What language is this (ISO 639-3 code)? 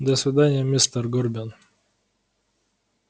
rus